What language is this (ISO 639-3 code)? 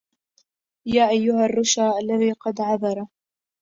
ara